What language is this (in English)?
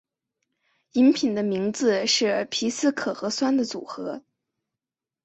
Chinese